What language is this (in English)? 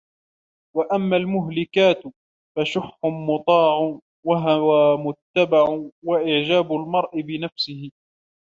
Arabic